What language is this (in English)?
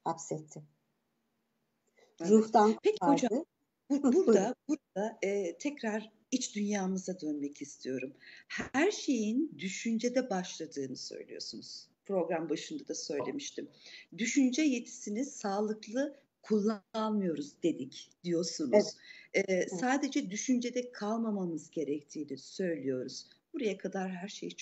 Turkish